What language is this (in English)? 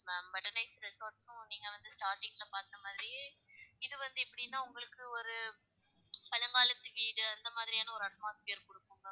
Tamil